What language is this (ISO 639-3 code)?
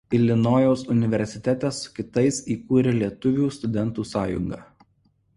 lit